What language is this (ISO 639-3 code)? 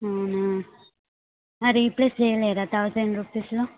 tel